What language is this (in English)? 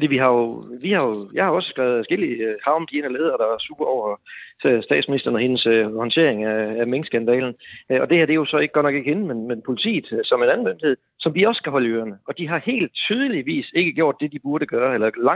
Danish